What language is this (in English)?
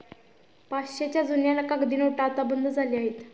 Marathi